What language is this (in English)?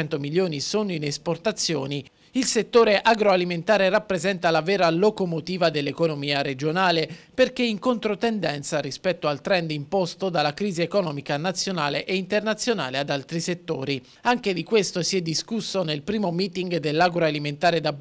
Italian